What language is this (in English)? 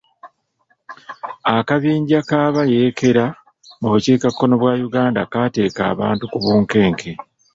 Ganda